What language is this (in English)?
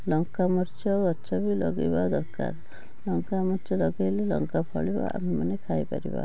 Odia